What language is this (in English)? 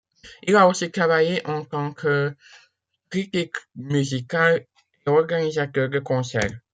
French